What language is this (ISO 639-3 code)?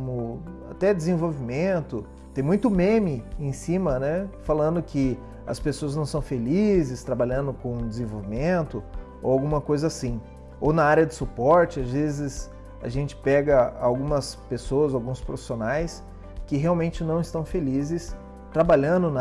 por